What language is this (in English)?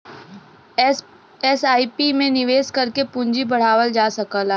Bhojpuri